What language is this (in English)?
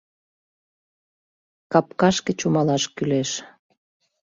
Mari